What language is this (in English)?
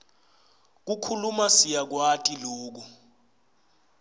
Swati